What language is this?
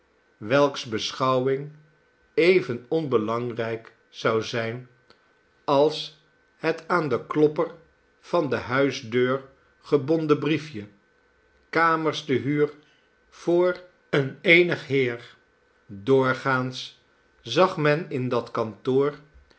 Dutch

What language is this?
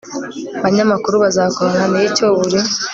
Kinyarwanda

